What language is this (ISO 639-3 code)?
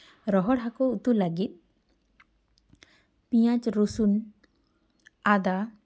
sat